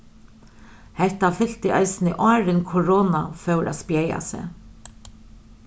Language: Faroese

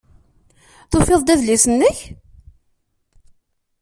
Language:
Kabyle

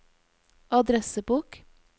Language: Norwegian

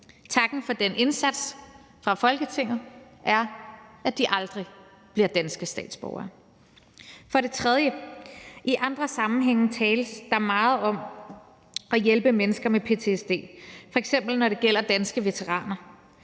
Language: Danish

